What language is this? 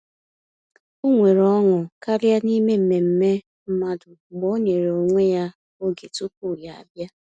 Igbo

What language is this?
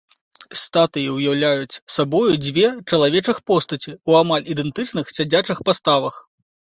Belarusian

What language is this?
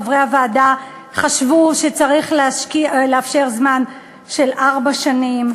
Hebrew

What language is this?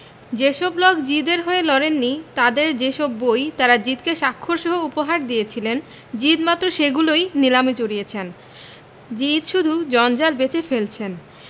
Bangla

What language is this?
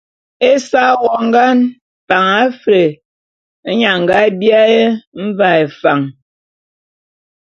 Bulu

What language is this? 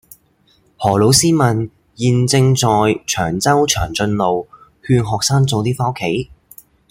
Cantonese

